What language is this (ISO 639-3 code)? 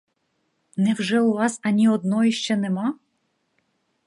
ukr